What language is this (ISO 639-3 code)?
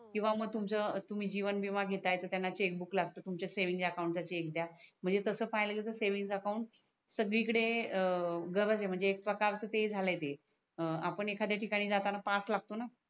mar